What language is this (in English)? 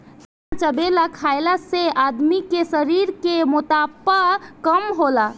Bhojpuri